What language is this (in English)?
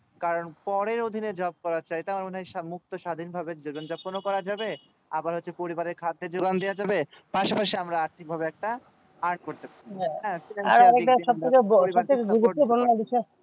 Bangla